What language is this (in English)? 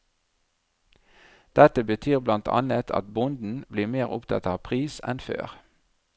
Norwegian